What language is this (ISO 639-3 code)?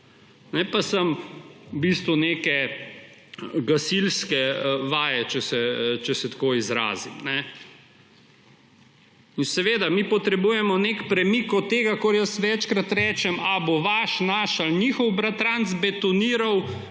slv